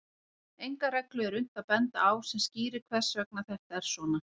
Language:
Icelandic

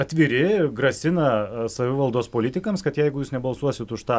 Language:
Lithuanian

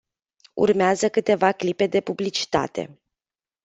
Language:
Romanian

